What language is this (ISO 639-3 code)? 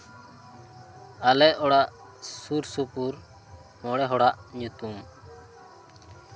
sat